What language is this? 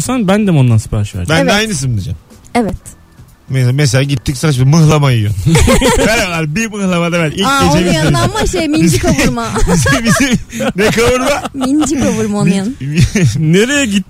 Turkish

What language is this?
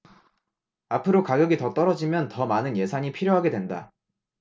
Korean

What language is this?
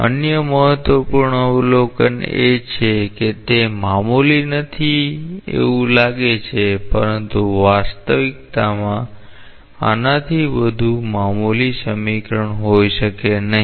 Gujarati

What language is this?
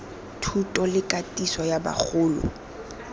Tswana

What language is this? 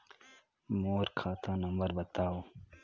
Chhattisgarhi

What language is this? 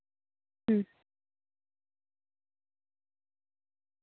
Santali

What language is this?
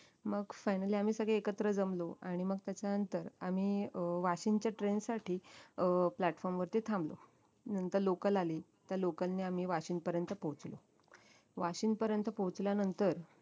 Marathi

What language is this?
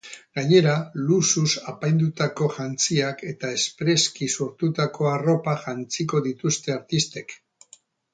Basque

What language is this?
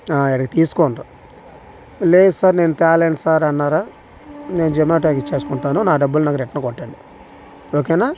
Telugu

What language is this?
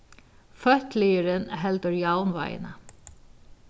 Faroese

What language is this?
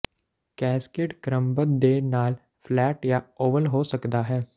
Punjabi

